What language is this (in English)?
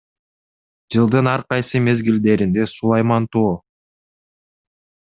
Kyrgyz